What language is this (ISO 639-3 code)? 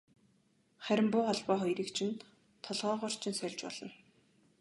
mon